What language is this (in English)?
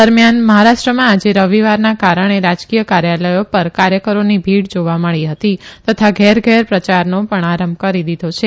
Gujarati